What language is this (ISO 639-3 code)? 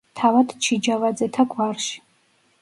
kat